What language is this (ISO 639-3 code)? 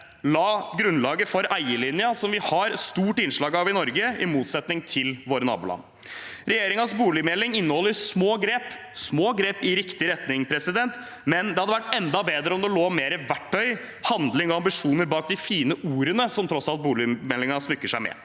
nor